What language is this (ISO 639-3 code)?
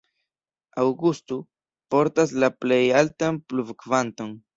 epo